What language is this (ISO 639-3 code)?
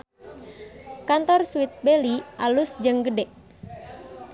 sun